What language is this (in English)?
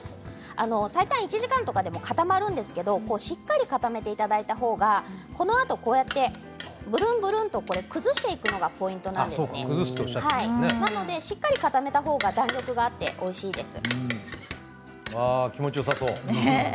Japanese